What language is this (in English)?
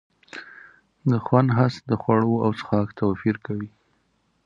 Pashto